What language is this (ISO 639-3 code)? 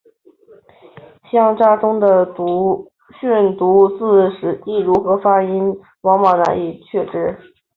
zho